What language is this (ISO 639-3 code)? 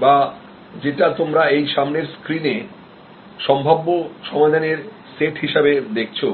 ben